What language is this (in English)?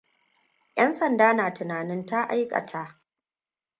Hausa